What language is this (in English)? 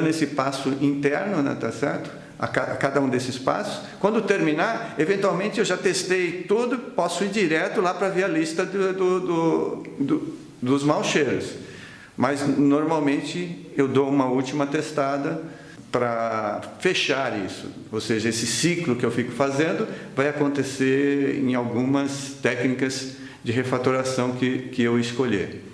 Portuguese